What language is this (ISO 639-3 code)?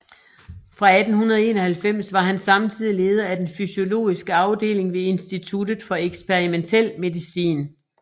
dan